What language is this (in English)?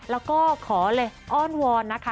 Thai